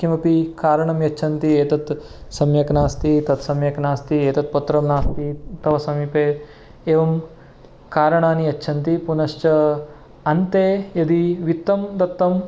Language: Sanskrit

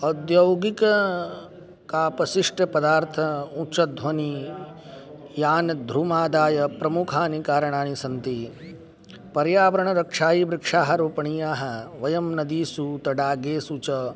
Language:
Sanskrit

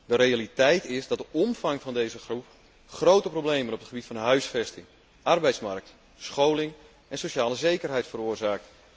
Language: Dutch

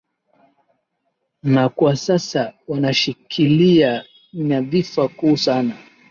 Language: Swahili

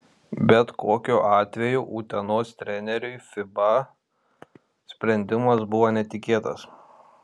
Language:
Lithuanian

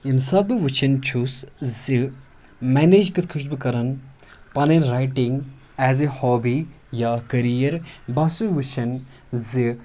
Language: Kashmiri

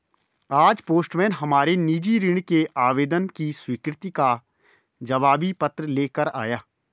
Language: Hindi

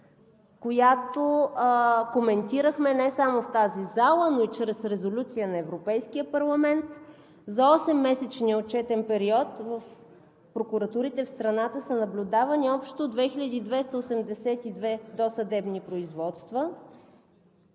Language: Bulgarian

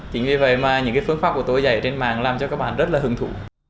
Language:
Vietnamese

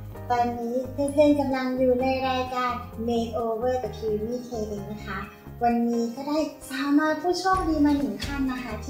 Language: Thai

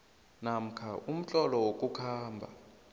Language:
South Ndebele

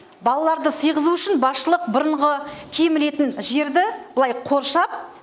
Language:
Kazakh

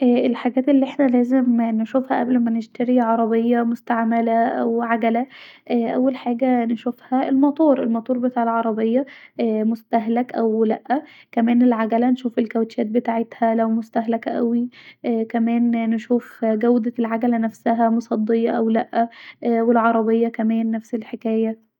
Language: Egyptian Arabic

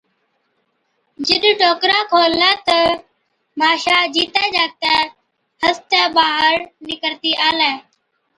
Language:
Od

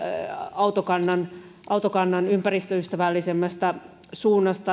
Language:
Finnish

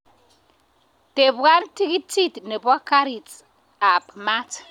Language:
Kalenjin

